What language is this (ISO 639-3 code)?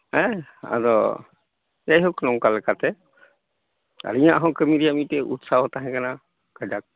sat